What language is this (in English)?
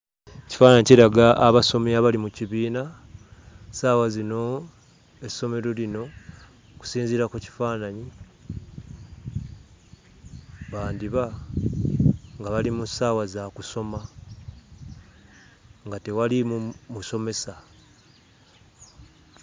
Ganda